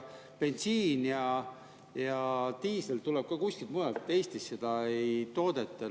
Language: Estonian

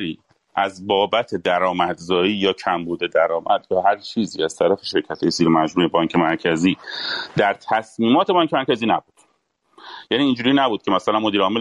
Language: Persian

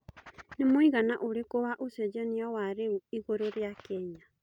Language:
Kikuyu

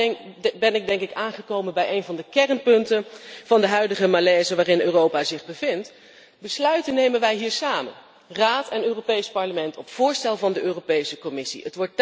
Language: Dutch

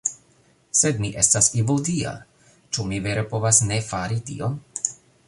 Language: Esperanto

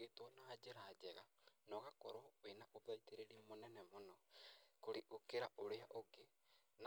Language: Kikuyu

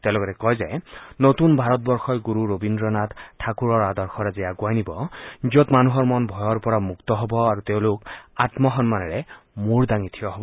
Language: Assamese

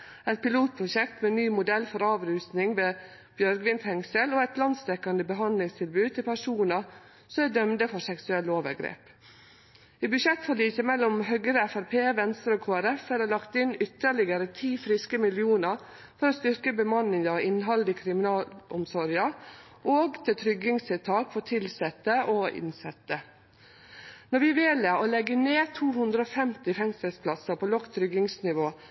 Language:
Norwegian Nynorsk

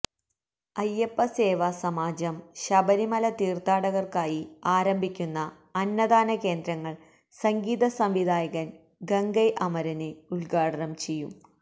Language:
Malayalam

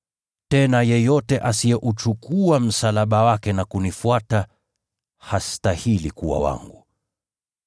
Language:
Swahili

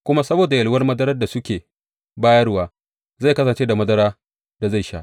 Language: Hausa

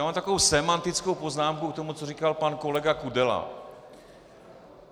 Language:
Czech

